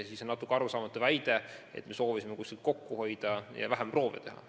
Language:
Estonian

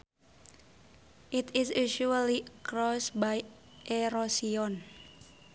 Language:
Sundanese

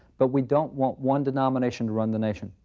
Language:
English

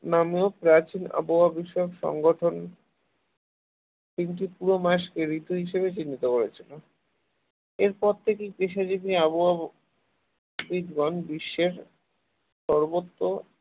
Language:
Bangla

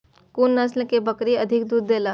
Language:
Maithili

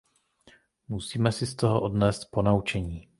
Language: Czech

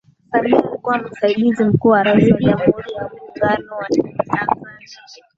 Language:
Swahili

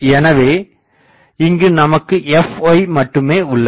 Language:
Tamil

